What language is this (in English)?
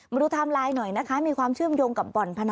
Thai